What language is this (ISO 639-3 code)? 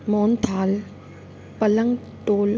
snd